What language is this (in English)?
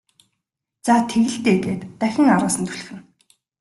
Mongolian